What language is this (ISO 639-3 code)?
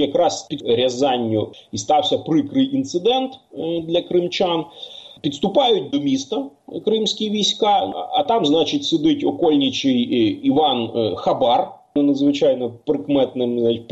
ukr